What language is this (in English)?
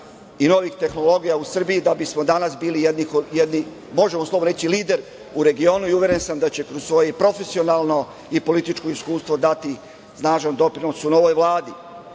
Serbian